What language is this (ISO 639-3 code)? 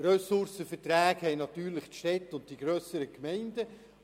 gsw